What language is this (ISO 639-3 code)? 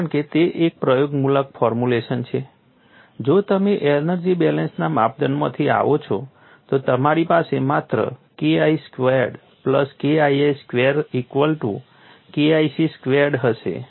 guj